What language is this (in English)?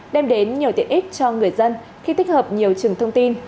Vietnamese